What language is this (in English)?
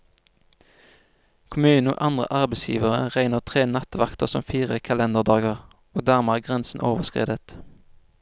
Norwegian